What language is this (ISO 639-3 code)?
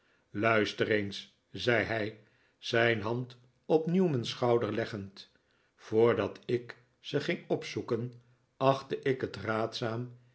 nld